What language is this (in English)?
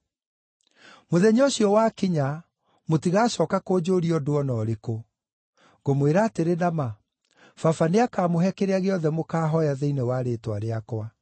Kikuyu